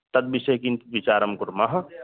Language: Sanskrit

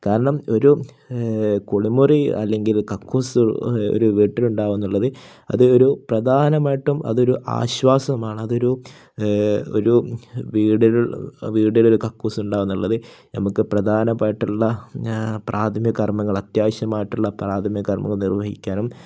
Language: Malayalam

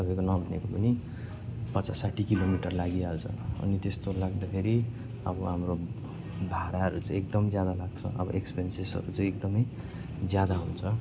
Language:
Nepali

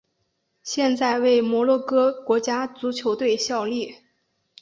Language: Chinese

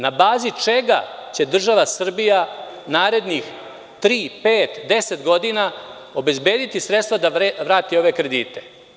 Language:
Serbian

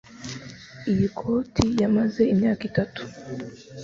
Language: Kinyarwanda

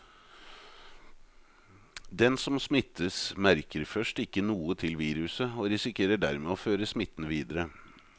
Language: Norwegian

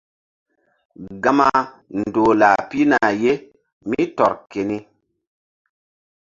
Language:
Mbum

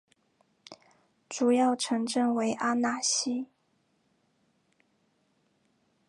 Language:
Chinese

